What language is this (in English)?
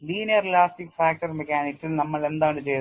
Malayalam